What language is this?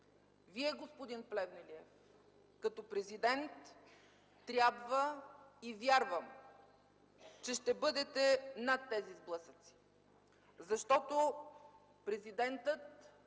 Bulgarian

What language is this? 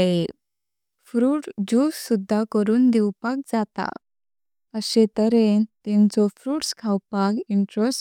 Konkani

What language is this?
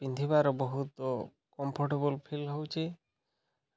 Odia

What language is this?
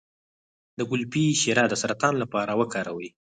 Pashto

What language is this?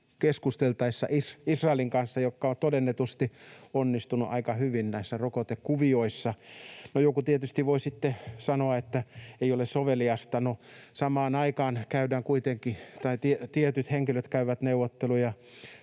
Finnish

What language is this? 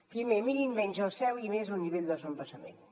Catalan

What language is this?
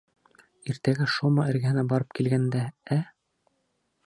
Bashkir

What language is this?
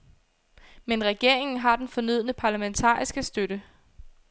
Danish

